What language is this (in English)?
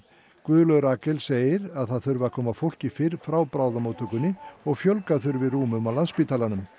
Icelandic